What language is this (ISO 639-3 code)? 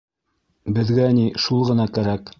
bak